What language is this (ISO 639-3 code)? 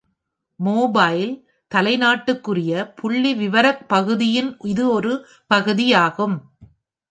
tam